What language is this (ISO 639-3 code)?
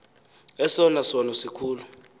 xho